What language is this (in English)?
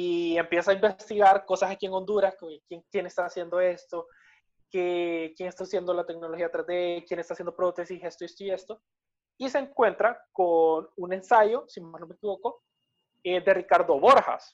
Spanish